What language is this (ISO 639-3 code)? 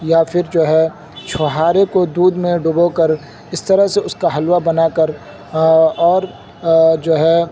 urd